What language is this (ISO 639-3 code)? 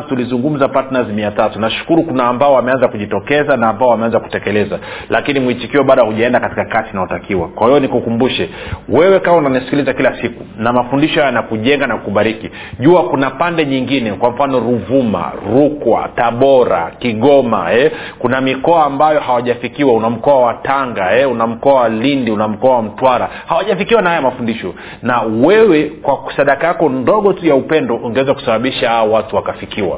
swa